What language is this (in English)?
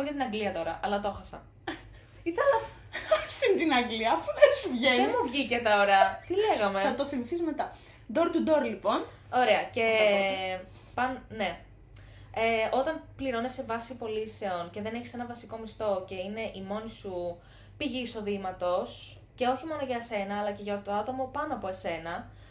Greek